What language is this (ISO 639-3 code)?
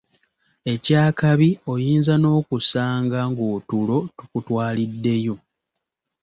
lug